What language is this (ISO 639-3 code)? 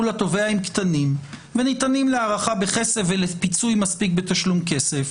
heb